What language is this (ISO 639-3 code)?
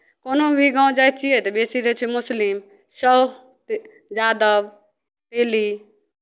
mai